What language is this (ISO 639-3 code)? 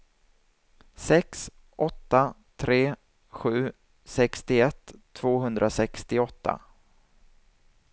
swe